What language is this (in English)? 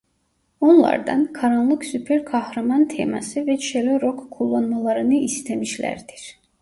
Turkish